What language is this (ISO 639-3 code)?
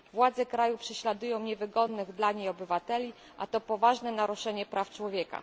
pol